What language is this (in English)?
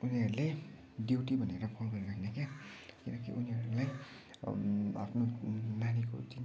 Nepali